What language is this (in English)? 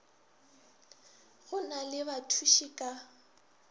Northern Sotho